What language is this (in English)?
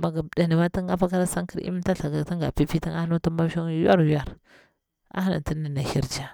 Bura-Pabir